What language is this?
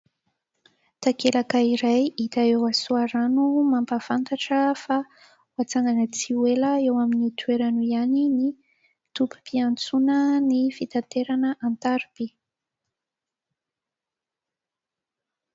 Malagasy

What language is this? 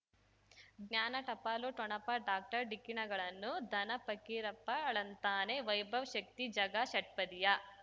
Kannada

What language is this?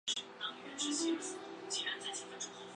Chinese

